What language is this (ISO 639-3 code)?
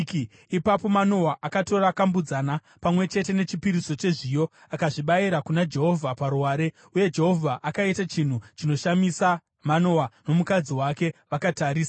sna